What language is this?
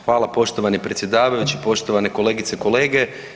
Croatian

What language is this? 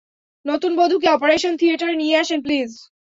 Bangla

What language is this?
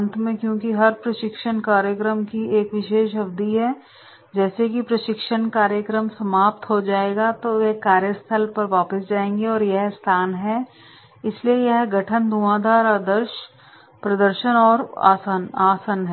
Hindi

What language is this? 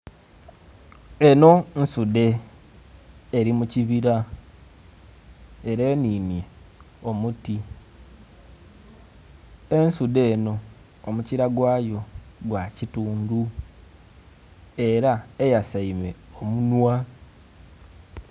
Soga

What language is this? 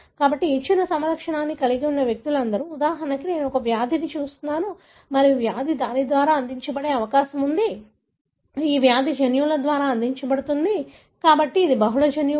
Telugu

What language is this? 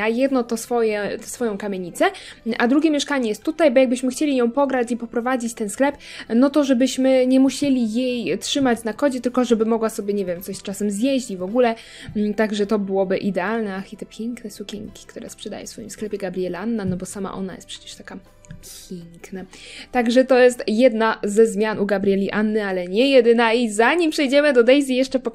Polish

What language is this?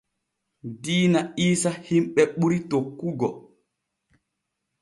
Borgu Fulfulde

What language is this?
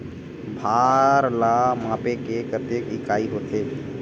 Chhattisgarhi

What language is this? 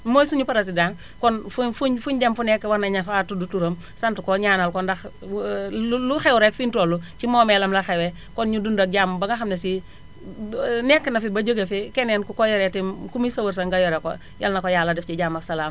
Wolof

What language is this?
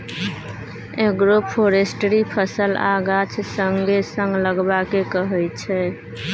Maithili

